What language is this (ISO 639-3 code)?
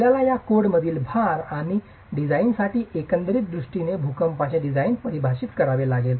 mar